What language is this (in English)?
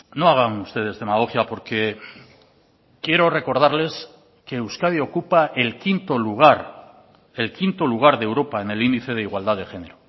Spanish